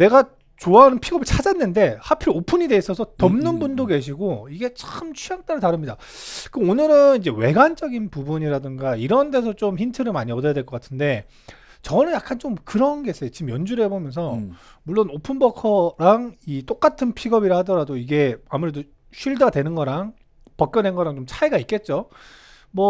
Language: Korean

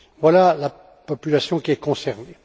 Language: French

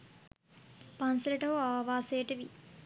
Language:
Sinhala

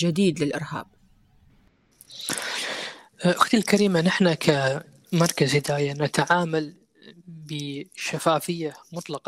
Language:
Arabic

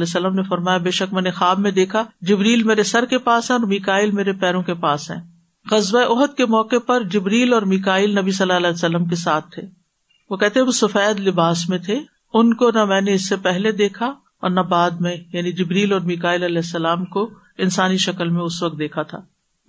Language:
Urdu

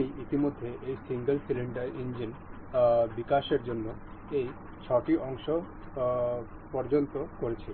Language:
Bangla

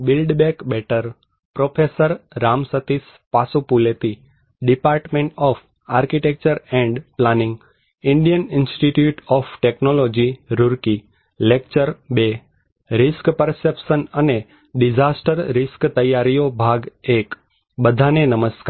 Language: Gujarati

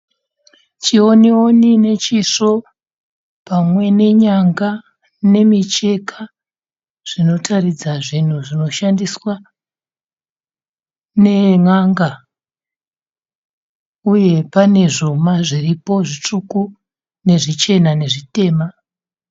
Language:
Shona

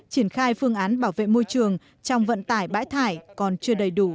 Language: Vietnamese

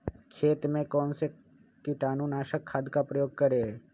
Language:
Magahi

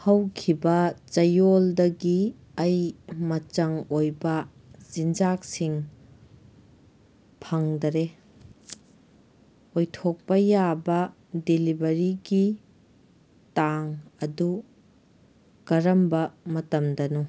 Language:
Manipuri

